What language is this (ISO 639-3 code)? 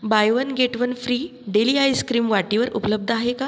mar